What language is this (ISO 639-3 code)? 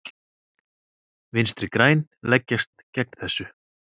isl